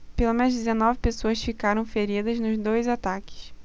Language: Portuguese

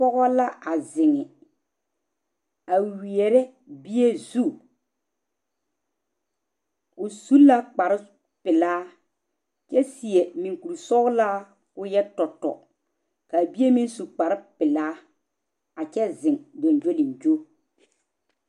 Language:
Southern Dagaare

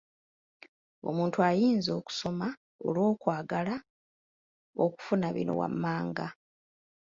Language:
Ganda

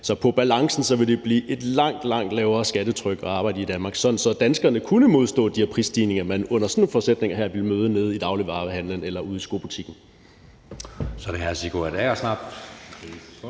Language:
Danish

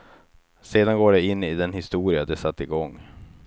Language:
Swedish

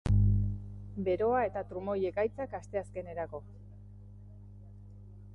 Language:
Basque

